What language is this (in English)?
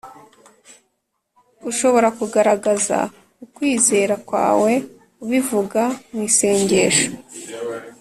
Kinyarwanda